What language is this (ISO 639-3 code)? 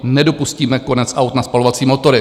ces